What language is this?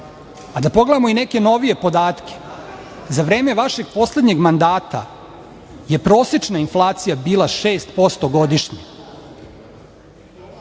Serbian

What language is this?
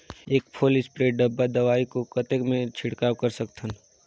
Chhattisgarhi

